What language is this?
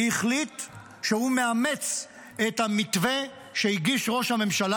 Hebrew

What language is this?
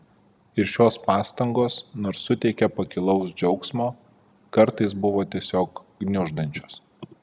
Lithuanian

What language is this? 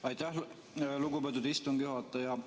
Estonian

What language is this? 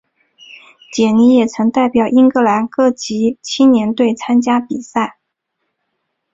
Chinese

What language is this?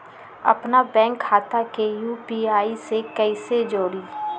Magahi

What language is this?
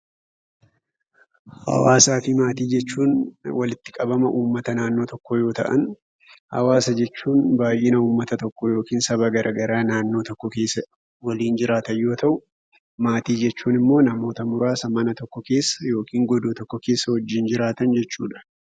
Oromo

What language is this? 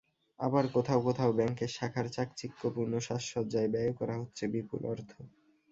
Bangla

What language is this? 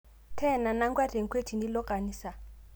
Masai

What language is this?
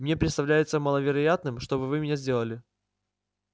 Russian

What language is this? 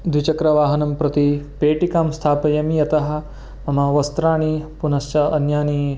Sanskrit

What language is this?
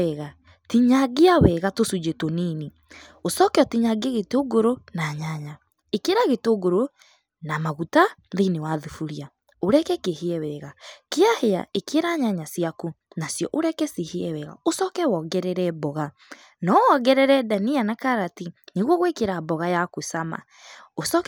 Kikuyu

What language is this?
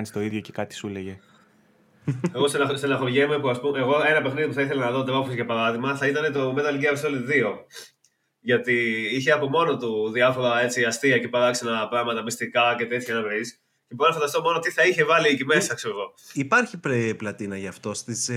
Greek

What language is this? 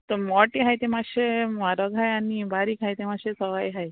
Konkani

